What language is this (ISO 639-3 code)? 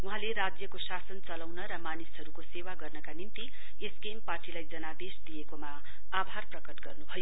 nep